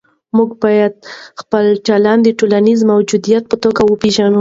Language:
Pashto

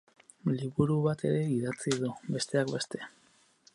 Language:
Basque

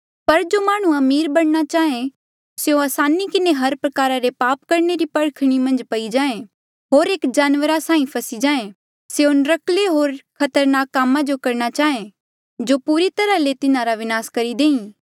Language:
Mandeali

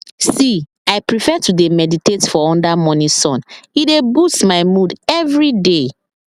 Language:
Nigerian Pidgin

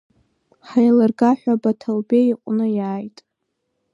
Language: Abkhazian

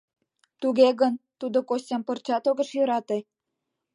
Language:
Mari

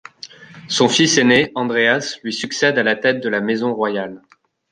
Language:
French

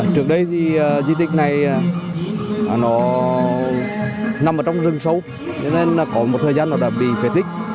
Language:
Vietnamese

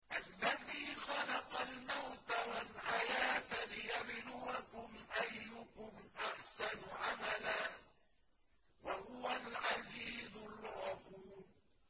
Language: Arabic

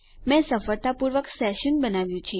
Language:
Gujarati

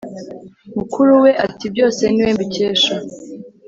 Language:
Kinyarwanda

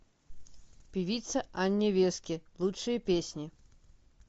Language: Russian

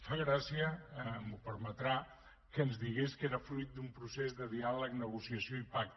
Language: Catalan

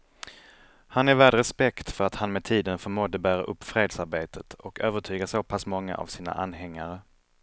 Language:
Swedish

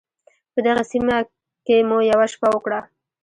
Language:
Pashto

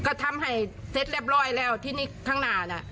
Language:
Thai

